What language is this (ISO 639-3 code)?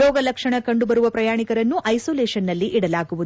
kan